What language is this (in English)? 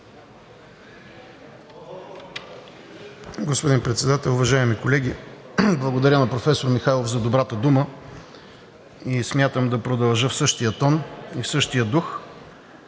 Bulgarian